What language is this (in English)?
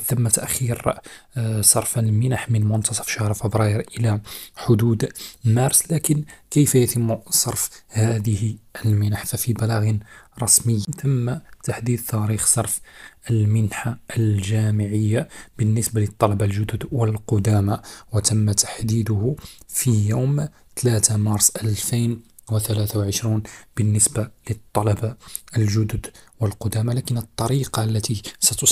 Arabic